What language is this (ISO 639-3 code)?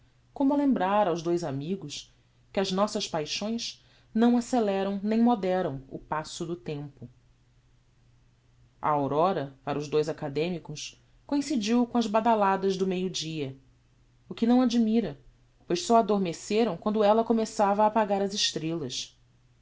por